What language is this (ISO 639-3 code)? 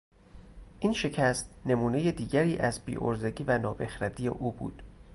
fas